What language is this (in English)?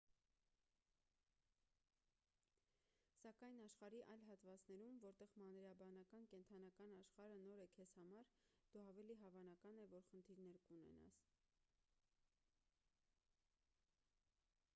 Armenian